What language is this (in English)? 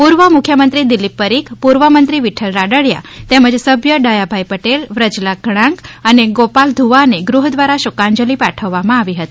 Gujarati